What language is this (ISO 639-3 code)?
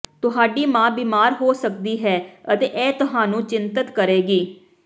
pan